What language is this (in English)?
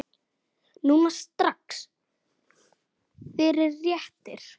Icelandic